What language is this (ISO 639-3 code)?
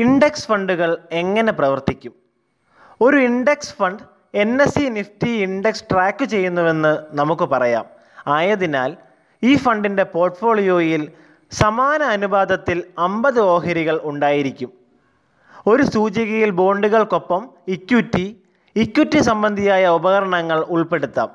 mal